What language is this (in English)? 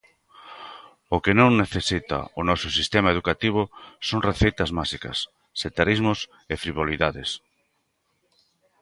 Galician